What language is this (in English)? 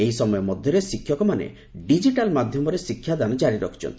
Odia